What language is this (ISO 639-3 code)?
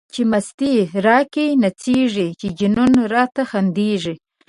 pus